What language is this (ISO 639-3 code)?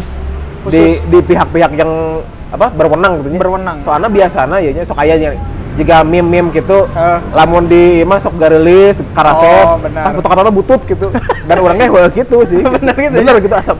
ind